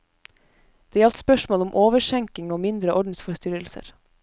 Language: Norwegian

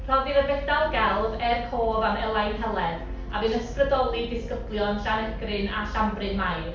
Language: Welsh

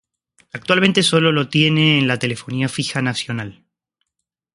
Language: Spanish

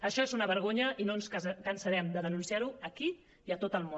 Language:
Catalan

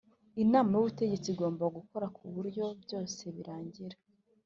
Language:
Kinyarwanda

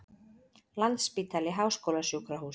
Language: Icelandic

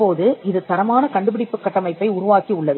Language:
Tamil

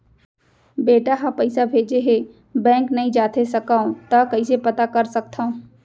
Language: Chhattisgarhi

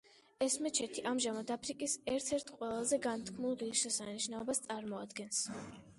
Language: Georgian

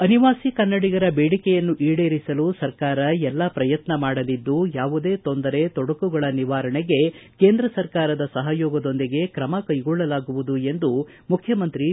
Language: Kannada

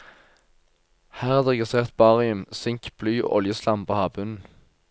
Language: Norwegian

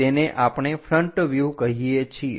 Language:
Gujarati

